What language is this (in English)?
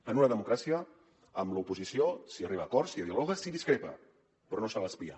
Catalan